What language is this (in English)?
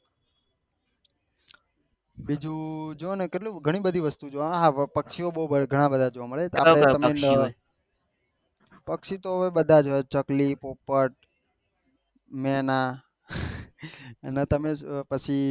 Gujarati